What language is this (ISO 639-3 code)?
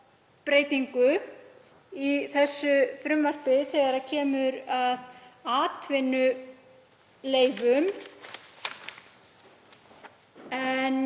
isl